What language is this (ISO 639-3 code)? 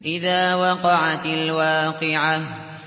ara